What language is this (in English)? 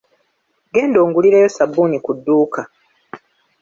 Ganda